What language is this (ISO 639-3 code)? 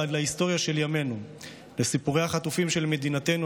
heb